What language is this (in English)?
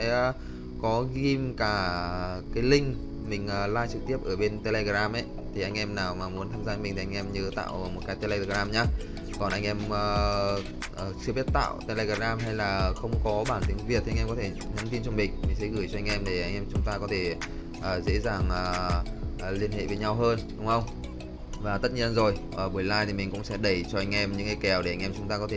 Vietnamese